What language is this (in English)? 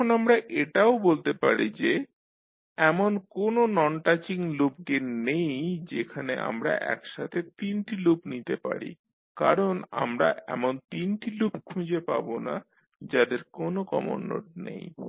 Bangla